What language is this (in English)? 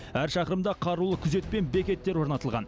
Kazakh